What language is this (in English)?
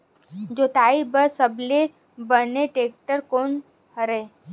Chhattisgarhi